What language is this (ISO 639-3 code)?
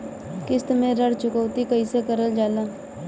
bho